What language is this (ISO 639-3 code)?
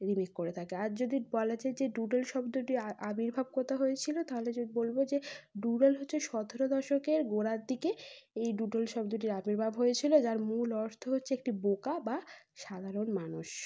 ben